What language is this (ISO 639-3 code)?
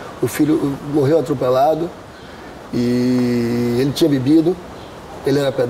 por